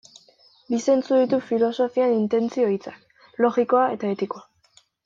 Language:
Basque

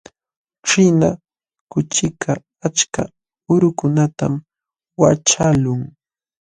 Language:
Jauja Wanca Quechua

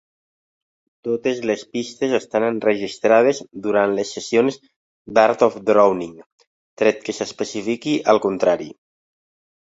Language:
Catalan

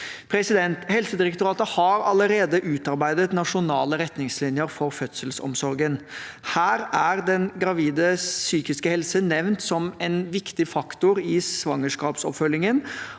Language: Norwegian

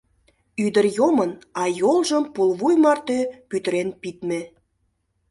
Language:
Mari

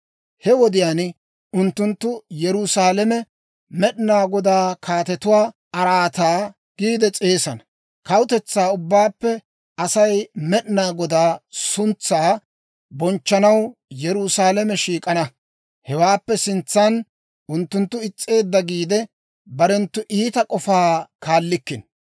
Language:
Dawro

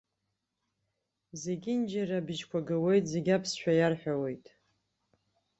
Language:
Abkhazian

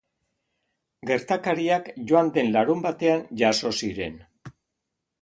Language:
Basque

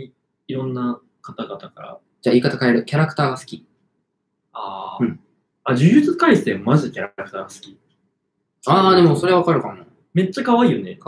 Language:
Japanese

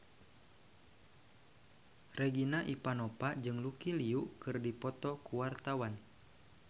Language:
Sundanese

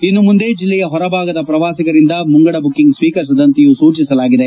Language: Kannada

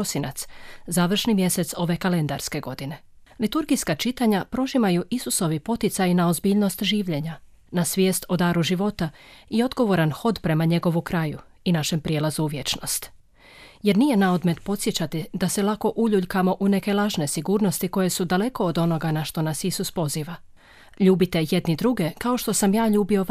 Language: Croatian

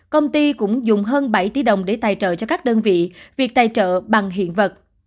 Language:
Vietnamese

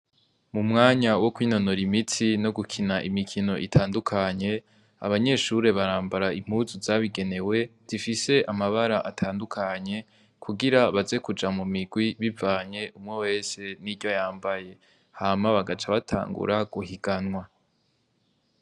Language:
Rundi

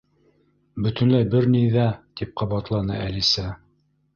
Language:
Bashkir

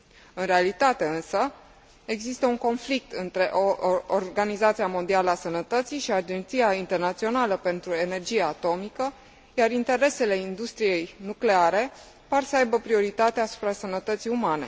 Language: Romanian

